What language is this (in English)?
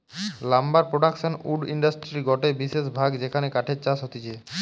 Bangla